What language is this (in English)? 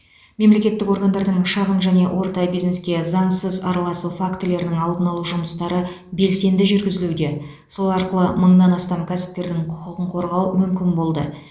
Kazakh